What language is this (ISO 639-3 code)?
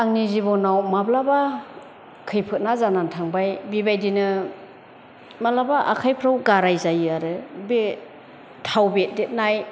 brx